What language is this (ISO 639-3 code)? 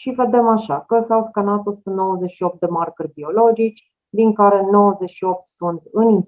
ron